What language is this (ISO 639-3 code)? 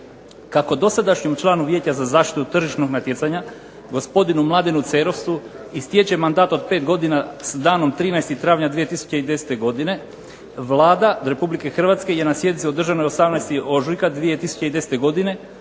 hrv